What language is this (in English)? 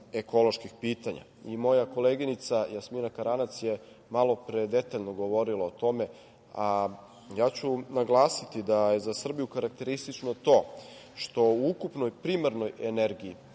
Serbian